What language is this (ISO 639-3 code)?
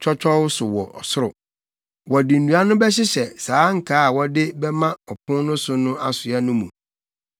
aka